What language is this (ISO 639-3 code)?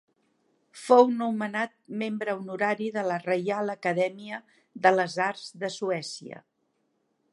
cat